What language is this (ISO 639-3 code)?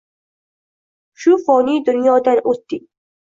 uzb